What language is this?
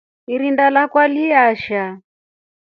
Rombo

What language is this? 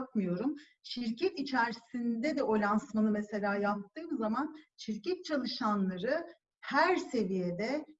Turkish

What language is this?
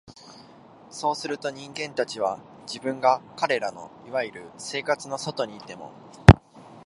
Japanese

